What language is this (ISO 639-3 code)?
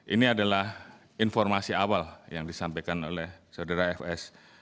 ind